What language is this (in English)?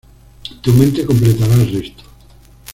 Spanish